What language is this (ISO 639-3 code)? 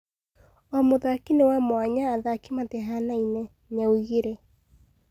kik